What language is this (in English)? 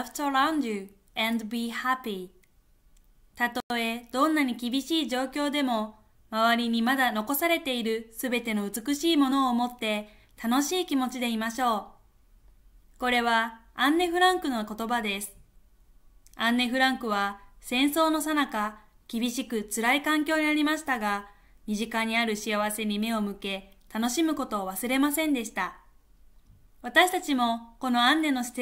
Japanese